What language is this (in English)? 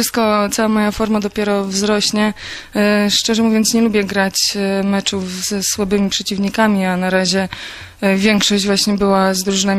Polish